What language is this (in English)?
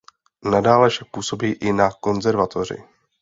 Czech